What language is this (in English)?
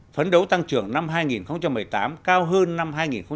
Vietnamese